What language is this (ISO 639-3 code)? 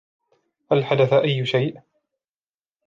ara